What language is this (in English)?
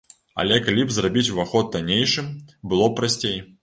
Belarusian